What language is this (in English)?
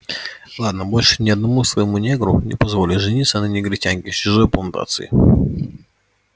Russian